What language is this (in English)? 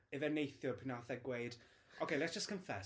Welsh